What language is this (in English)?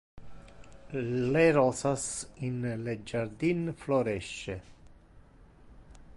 Interlingua